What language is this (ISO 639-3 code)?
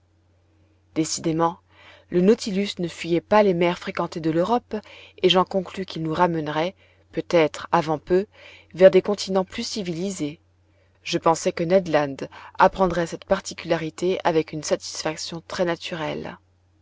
fra